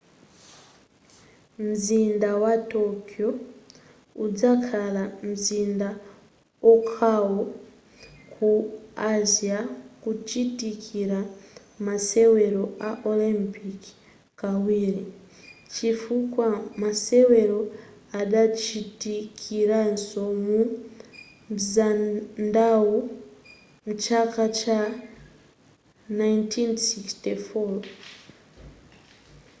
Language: Nyanja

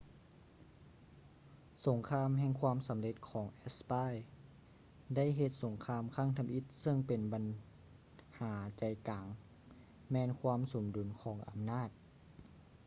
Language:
Lao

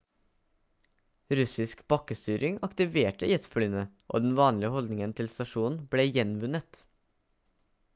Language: Norwegian Bokmål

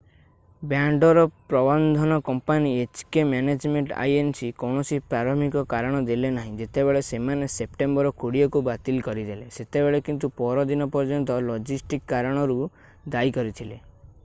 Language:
Odia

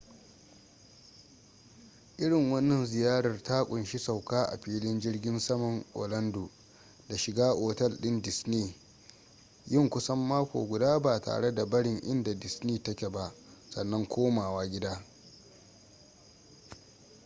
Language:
Hausa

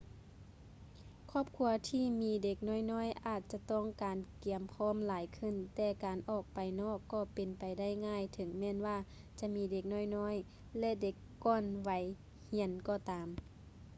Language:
Lao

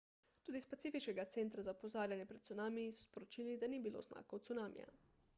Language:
Slovenian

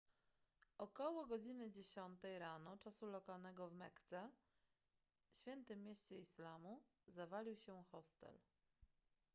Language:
Polish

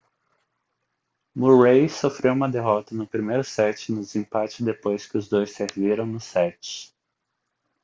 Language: Portuguese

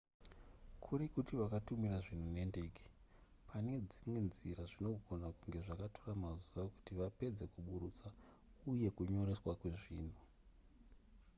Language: Shona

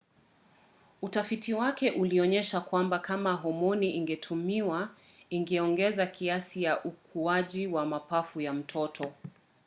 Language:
Swahili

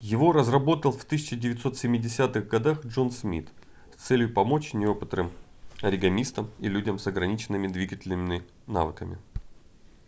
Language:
Russian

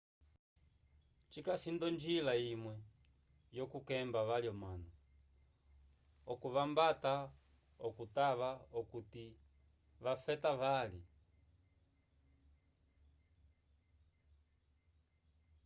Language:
Umbundu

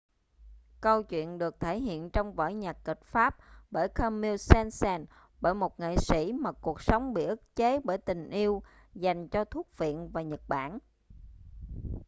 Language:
Vietnamese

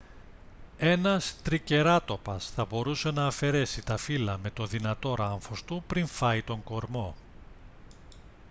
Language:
Greek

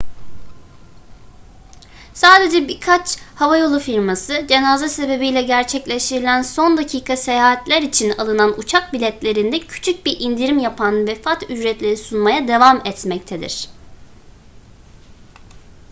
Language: Turkish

